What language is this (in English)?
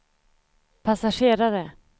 Swedish